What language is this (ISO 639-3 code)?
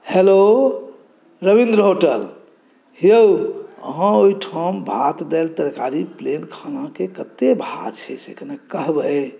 mai